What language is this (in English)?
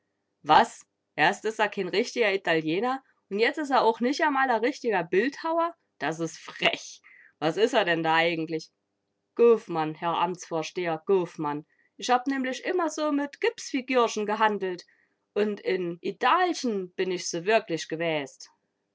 German